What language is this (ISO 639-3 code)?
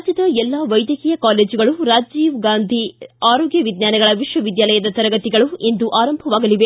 kan